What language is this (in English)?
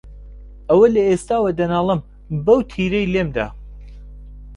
Central Kurdish